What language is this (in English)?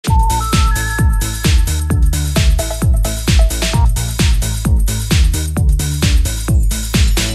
French